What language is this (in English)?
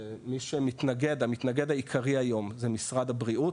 Hebrew